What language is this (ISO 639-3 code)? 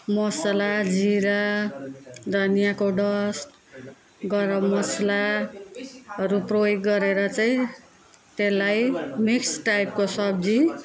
nep